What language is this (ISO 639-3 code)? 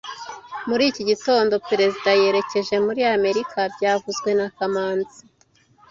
kin